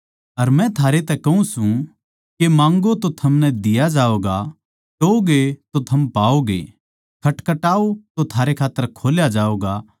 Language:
Haryanvi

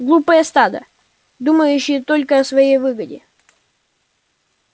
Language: Russian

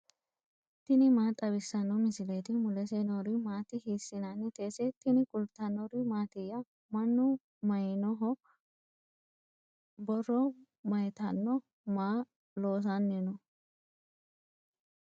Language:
Sidamo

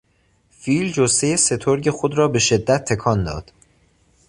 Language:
Persian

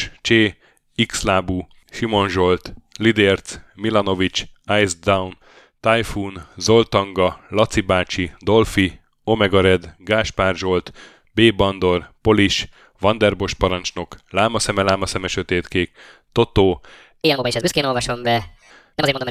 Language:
Hungarian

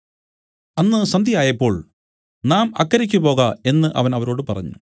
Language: Malayalam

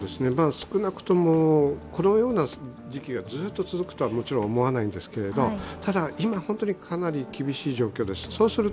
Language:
Japanese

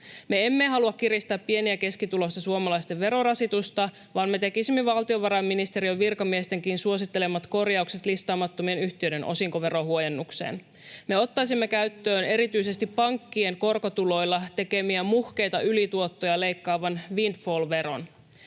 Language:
Finnish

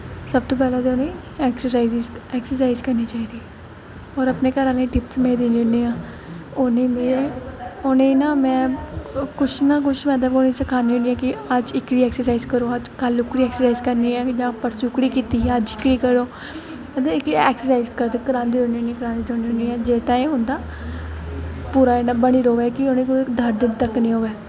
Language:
Dogri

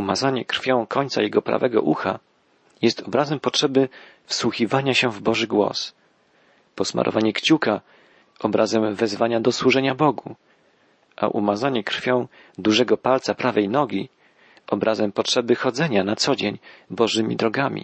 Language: Polish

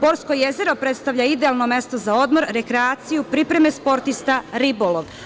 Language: Serbian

